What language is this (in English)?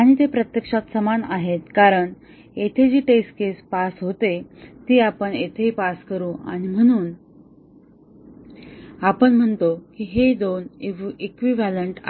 Marathi